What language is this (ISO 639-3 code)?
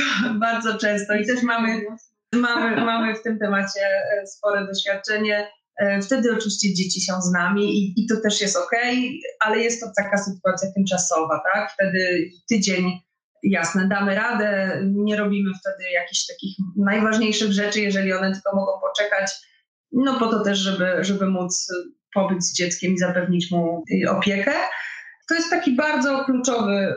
pol